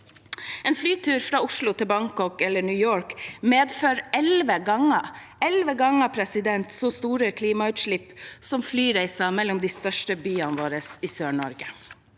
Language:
Norwegian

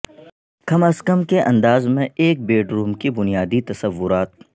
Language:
Urdu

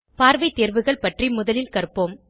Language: Tamil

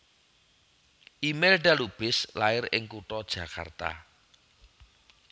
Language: Javanese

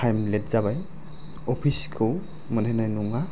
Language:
Bodo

